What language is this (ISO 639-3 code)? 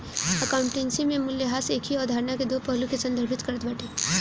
bho